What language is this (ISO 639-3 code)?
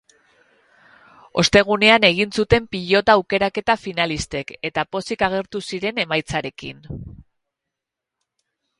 eus